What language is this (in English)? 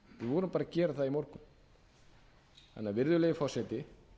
Icelandic